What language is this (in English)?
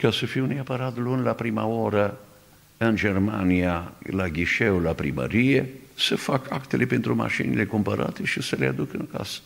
Romanian